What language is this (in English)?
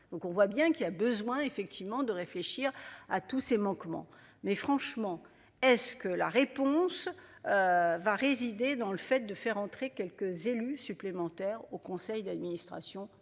French